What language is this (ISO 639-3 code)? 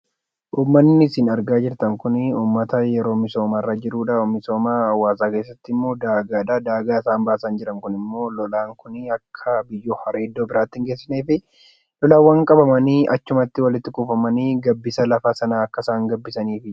orm